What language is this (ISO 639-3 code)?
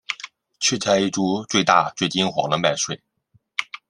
zho